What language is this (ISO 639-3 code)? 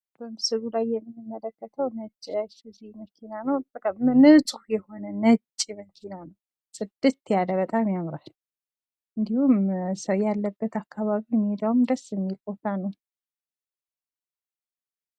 amh